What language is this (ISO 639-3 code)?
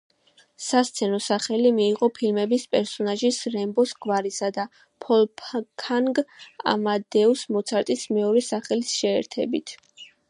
kat